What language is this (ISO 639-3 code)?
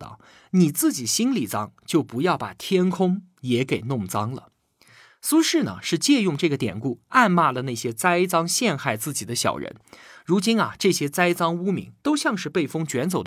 zho